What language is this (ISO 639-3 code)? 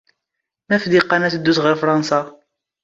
zgh